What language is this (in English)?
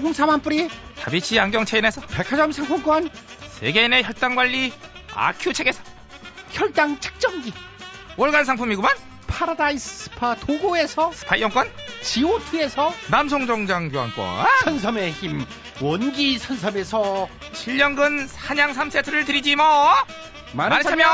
Korean